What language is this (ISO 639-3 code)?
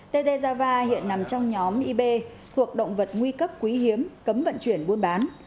vie